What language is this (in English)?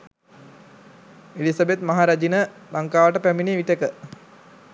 Sinhala